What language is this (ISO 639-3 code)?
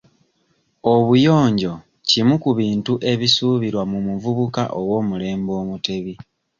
lug